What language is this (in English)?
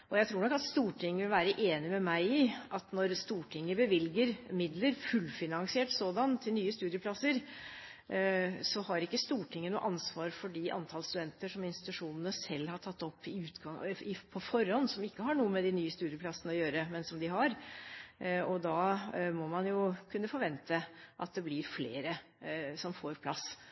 Norwegian Bokmål